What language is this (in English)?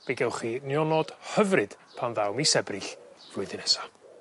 Welsh